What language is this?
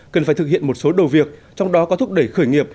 Vietnamese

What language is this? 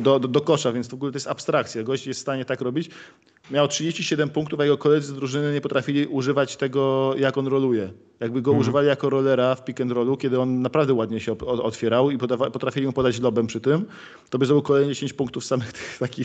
Polish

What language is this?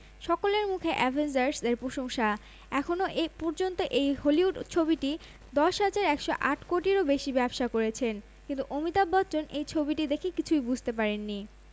Bangla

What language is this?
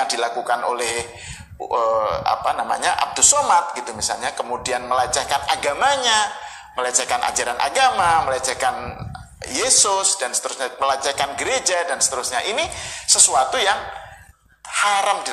Indonesian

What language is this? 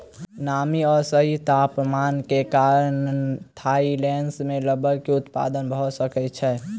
Maithili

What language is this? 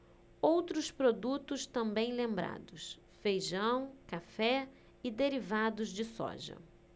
Portuguese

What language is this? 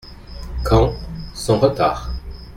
French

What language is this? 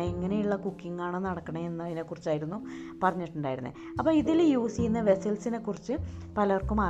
Malayalam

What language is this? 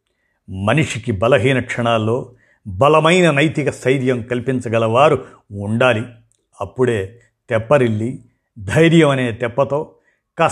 Telugu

